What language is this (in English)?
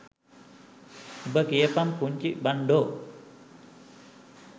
Sinhala